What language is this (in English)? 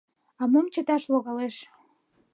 Mari